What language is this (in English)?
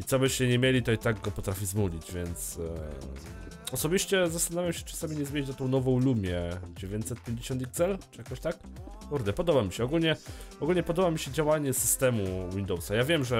Polish